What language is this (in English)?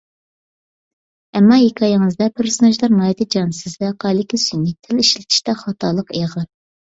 Uyghur